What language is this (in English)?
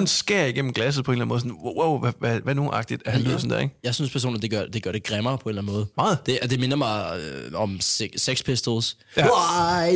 Danish